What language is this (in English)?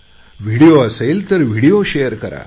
Marathi